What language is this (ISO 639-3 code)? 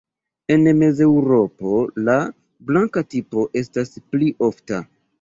epo